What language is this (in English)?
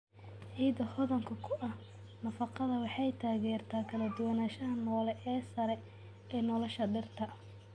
Somali